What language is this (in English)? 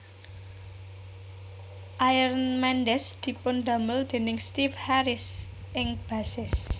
Javanese